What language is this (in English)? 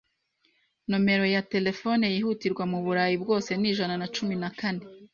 Kinyarwanda